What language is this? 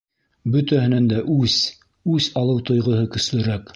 Bashkir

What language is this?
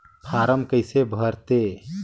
Chhattisgarhi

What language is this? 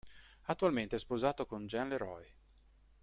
Italian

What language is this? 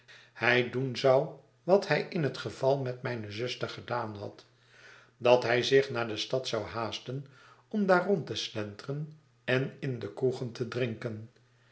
Dutch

